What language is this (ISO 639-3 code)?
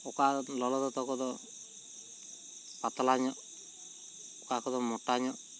sat